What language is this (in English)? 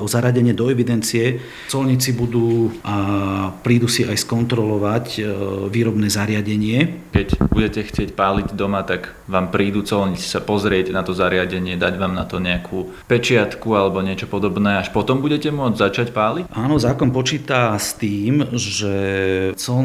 Slovak